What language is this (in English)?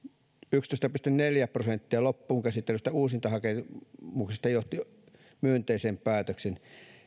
Finnish